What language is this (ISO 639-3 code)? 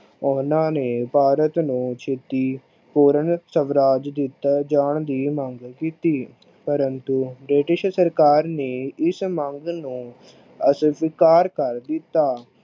pan